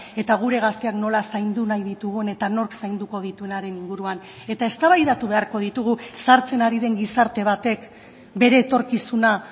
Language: Basque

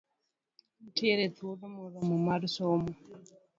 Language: Luo (Kenya and Tanzania)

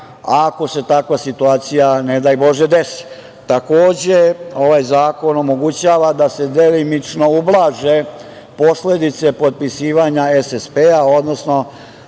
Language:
Serbian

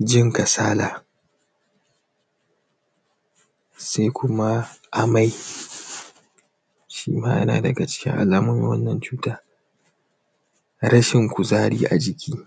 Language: Hausa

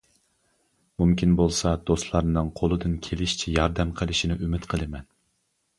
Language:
Uyghur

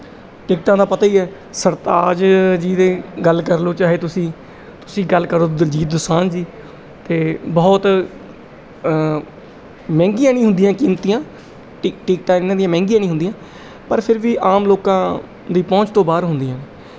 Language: Punjabi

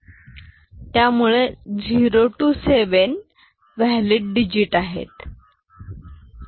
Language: Marathi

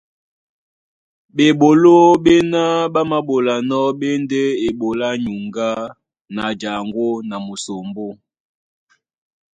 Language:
Duala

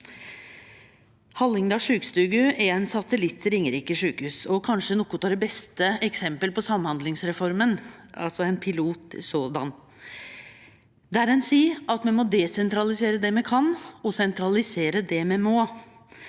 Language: Norwegian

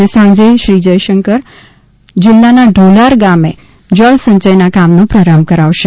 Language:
Gujarati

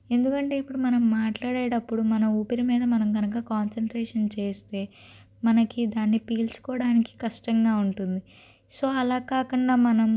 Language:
Telugu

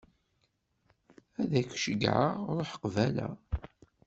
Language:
Kabyle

